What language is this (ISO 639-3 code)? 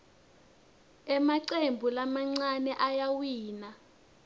ssw